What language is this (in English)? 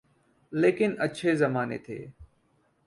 Urdu